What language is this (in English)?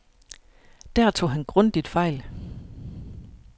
Danish